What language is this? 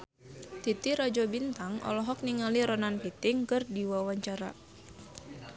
Sundanese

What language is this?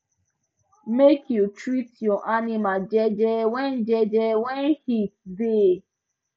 Nigerian Pidgin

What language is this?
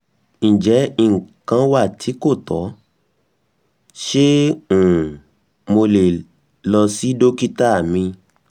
Yoruba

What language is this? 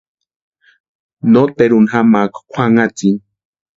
Western Highland Purepecha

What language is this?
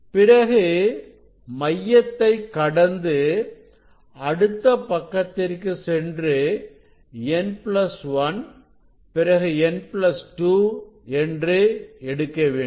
Tamil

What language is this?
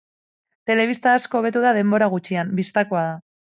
Basque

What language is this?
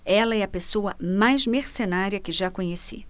Portuguese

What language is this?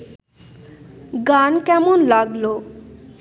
Bangla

